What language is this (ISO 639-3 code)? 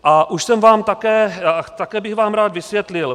ces